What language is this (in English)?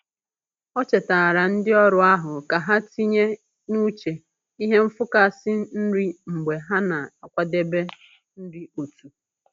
Igbo